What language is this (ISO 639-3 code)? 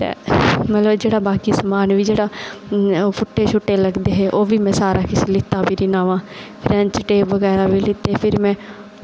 doi